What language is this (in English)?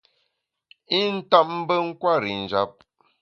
Bamun